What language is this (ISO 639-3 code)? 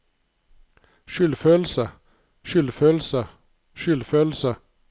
nor